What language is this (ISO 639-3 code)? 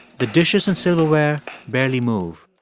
eng